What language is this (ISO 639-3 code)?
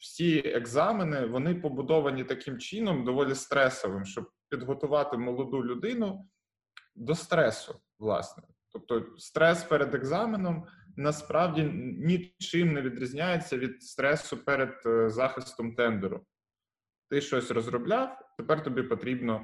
ukr